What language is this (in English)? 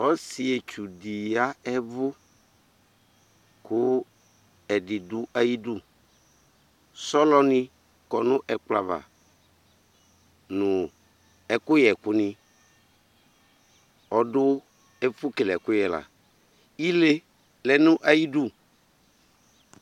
Ikposo